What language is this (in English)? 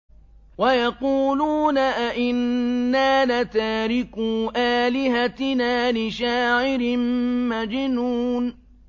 Arabic